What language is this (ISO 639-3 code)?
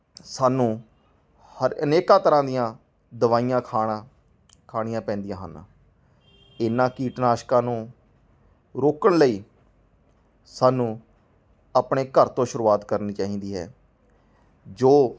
pan